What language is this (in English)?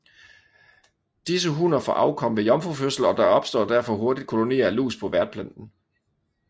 Danish